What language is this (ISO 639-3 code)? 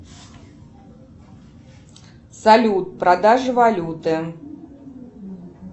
rus